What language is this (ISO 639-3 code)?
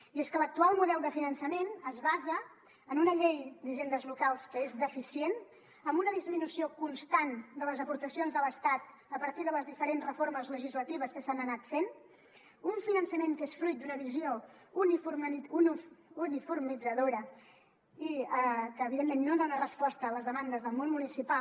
cat